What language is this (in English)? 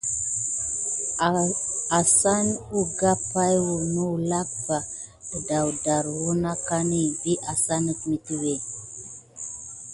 Gidar